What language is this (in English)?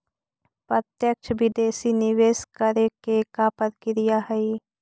Magahi